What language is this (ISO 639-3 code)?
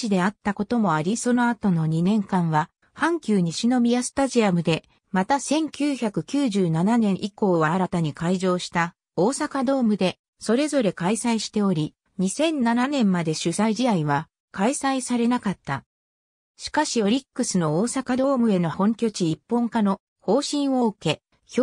jpn